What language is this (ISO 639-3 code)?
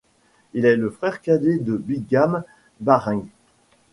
fra